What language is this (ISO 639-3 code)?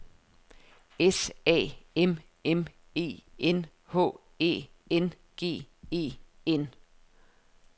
dan